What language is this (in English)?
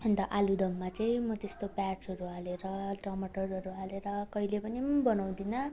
Nepali